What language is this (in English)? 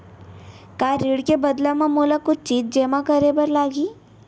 Chhattisgarhi